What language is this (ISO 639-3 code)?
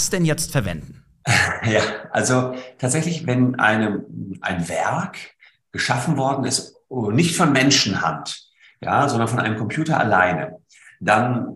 deu